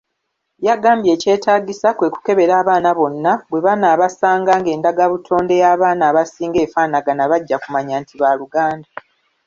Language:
Ganda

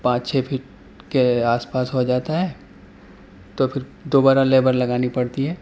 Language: Urdu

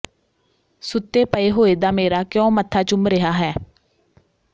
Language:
Punjabi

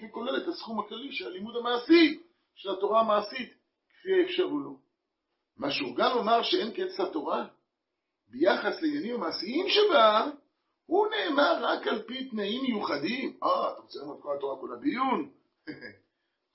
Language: Hebrew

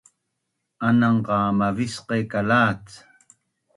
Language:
Bunun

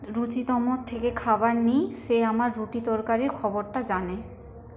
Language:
Bangla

